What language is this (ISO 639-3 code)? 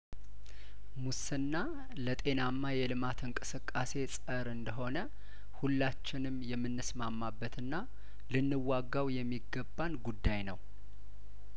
amh